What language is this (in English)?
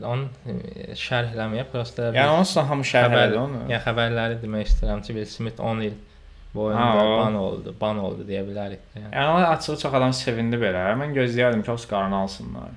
Turkish